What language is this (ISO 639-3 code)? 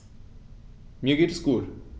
deu